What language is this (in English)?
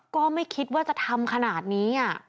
Thai